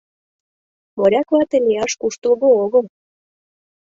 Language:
Mari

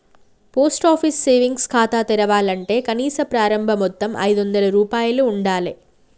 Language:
Telugu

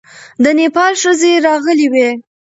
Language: Pashto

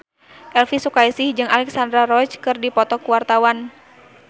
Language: Sundanese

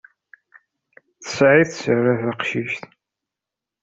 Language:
Kabyle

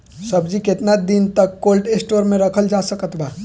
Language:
Bhojpuri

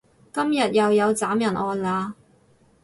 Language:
Cantonese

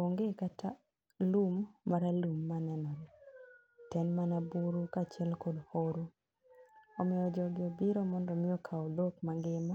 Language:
Luo (Kenya and Tanzania)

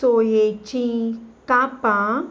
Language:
Konkani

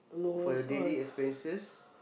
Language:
English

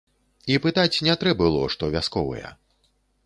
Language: Belarusian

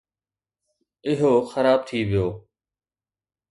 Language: Sindhi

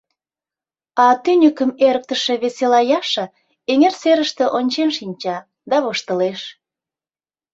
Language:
Mari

